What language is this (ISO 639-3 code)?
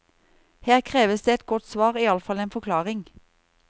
nor